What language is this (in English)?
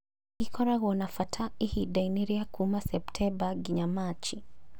Kikuyu